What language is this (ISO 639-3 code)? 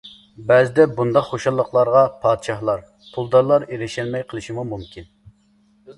uig